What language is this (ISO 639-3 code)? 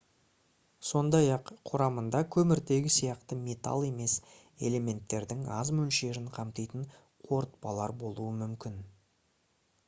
kaz